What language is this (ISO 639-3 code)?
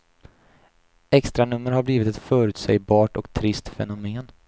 swe